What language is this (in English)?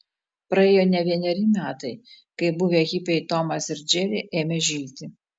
Lithuanian